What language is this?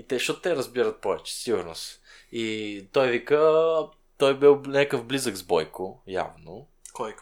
Bulgarian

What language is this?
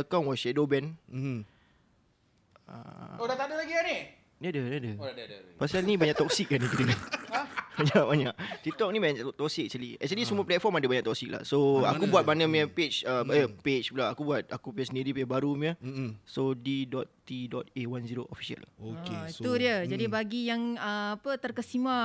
Malay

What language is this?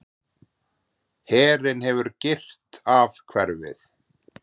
Icelandic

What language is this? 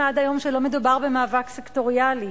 Hebrew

